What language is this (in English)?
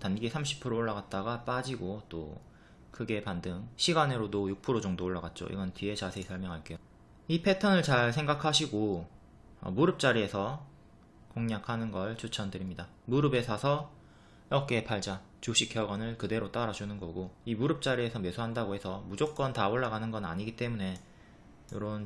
Korean